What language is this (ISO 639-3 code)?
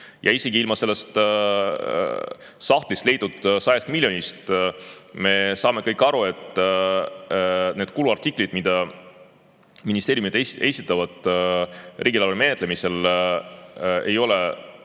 est